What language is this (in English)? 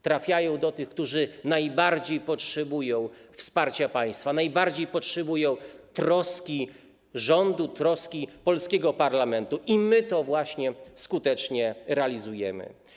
Polish